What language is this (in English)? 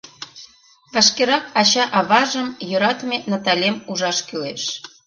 Mari